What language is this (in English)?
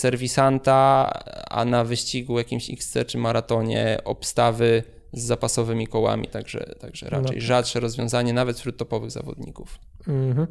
Polish